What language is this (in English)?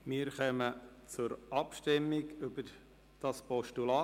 Swiss German